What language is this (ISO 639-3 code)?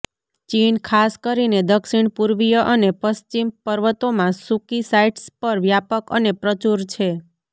guj